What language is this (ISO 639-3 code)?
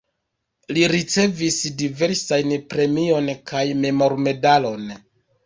epo